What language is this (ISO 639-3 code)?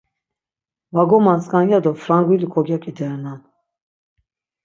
lzz